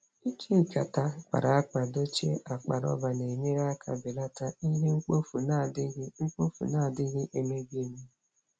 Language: Igbo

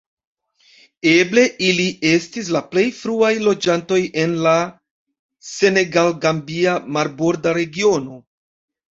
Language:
Esperanto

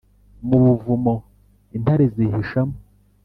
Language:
Kinyarwanda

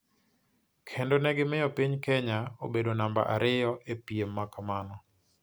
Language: Luo (Kenya and Tanzania)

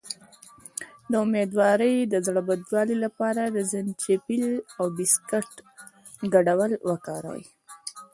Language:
Pashto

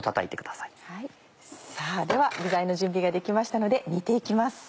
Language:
Japanese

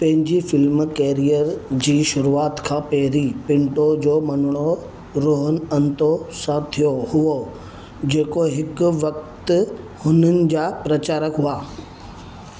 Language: Sindhi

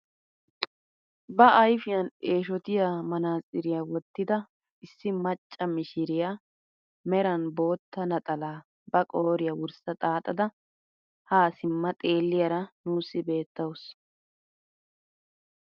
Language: Wolaytta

